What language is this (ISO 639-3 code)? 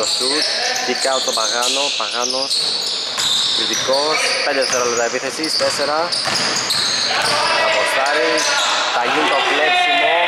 ell